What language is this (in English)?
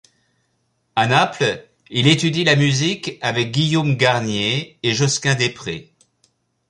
French